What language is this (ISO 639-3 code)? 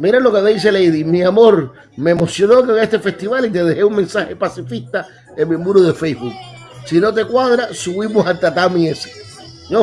spa